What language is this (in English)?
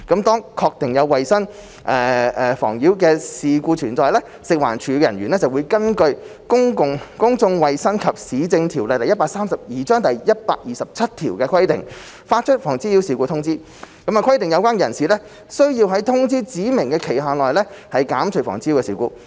Cantonese